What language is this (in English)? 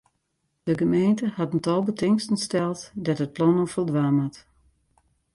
Western Frisian